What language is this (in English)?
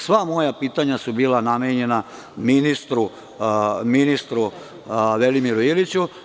Serbian